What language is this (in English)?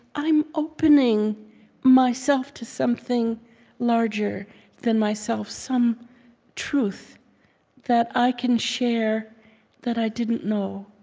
English